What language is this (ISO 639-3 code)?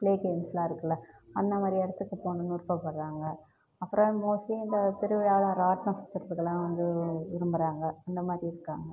tam